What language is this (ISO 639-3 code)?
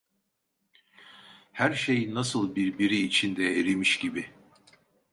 tur